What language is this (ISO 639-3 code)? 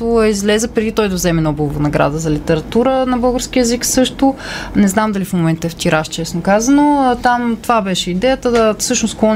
bul